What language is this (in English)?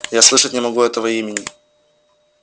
Russian